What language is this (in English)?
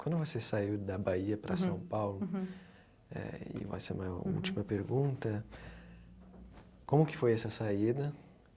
Portuguese